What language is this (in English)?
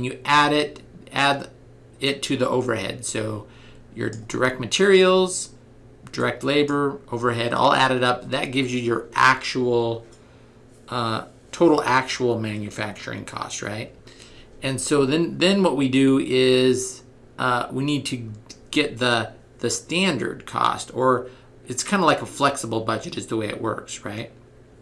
English